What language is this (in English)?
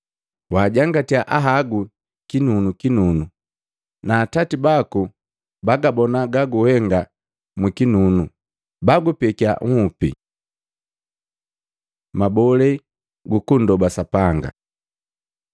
Matengo